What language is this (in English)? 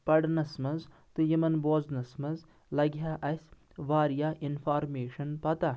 Kashmiri